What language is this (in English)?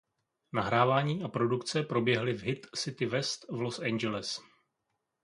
Czech